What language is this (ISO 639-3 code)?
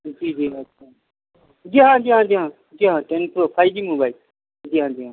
urd